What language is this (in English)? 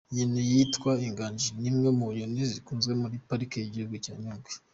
Kinyarwanda